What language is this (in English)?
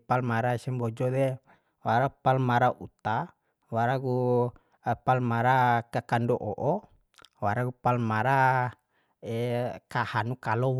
Bima